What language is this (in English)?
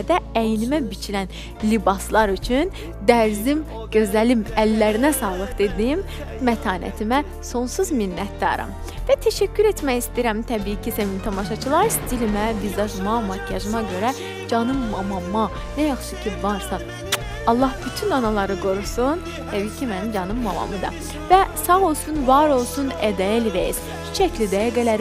Turkish